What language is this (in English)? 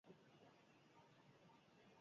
Basque